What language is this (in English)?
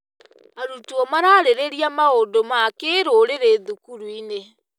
Kikuyu